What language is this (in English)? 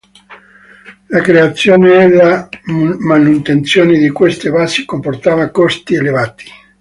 Italian